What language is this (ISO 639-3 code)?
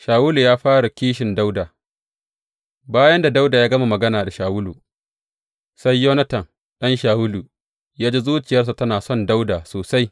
hau